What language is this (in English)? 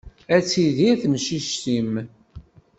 Kabyle